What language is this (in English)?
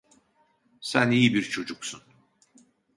Turkish